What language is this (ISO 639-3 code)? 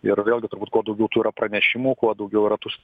lit